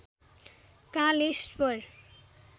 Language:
Nepali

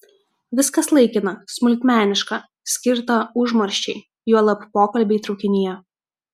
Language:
Lithuanian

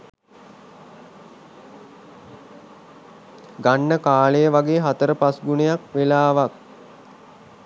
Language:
Sinhala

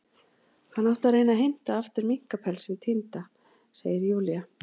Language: Icelandic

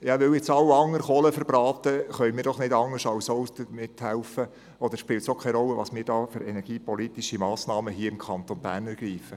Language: Swiss German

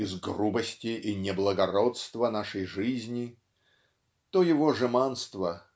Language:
Russian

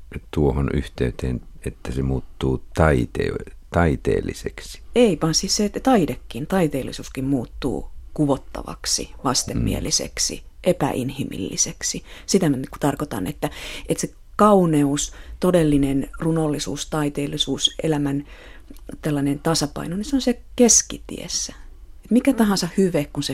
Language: Finnish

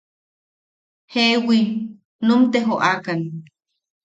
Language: Yaqui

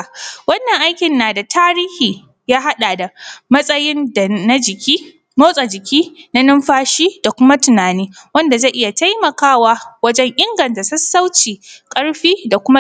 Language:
Hausa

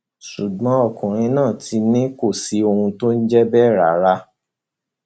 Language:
Yoruba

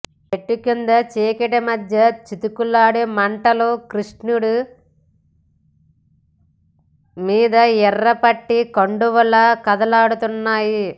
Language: Telugu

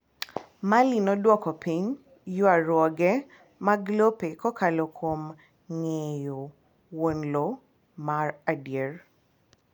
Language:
Luo (Kenya and Tanzania)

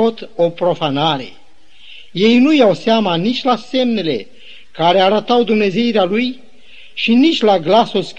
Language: Romanian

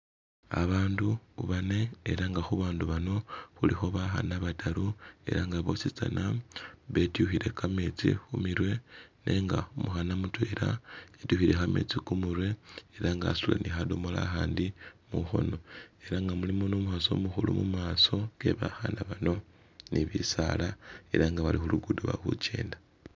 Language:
Masaaba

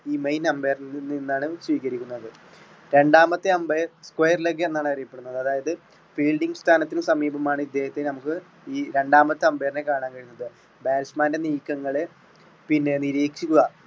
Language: Malayalam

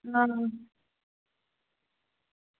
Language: Dogri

